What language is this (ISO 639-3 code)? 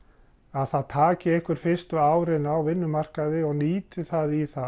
isl